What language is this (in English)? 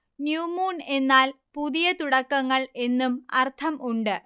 Malayalam